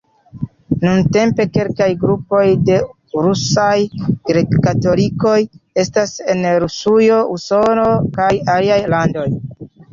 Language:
Esperanto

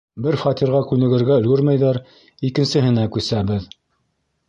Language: Bashkir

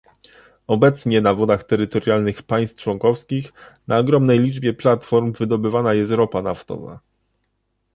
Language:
Polish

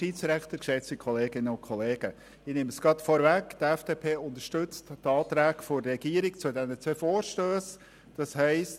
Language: Swiss German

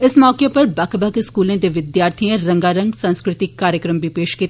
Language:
Dogri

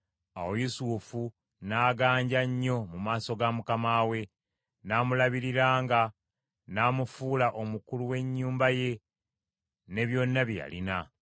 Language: Ganda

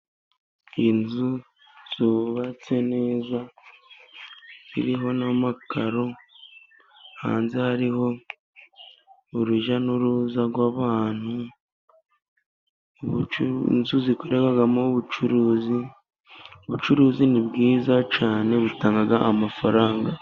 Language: Kinyarwanda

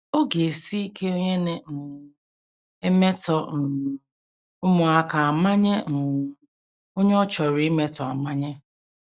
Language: Igbo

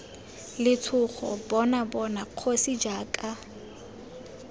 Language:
Tswana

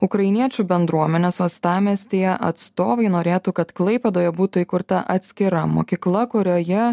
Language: Lithuanian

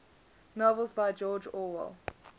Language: English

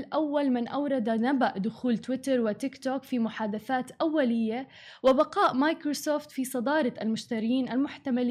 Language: Arabic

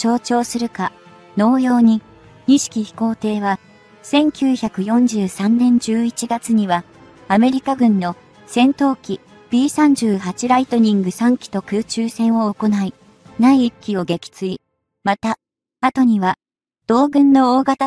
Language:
Japanese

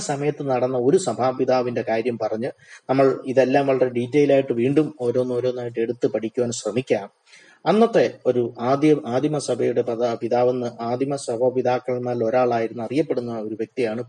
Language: Malayalam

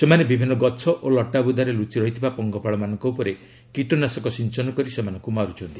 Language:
Odia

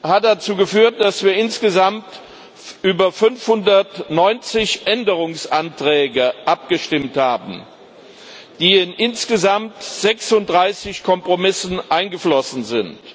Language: German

